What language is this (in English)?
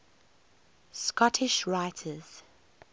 English